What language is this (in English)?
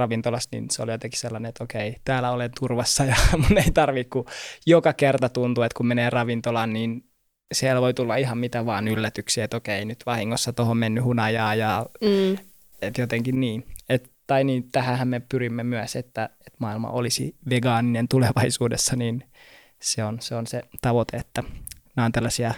Finnish